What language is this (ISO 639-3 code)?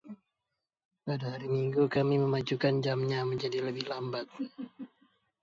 ind